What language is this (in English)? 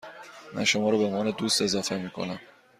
Persian